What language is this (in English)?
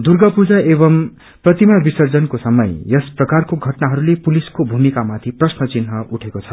Nepali